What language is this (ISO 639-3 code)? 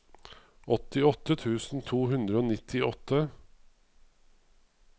nor